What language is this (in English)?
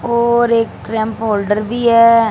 Hindi